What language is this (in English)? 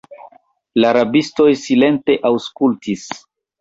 Esperanto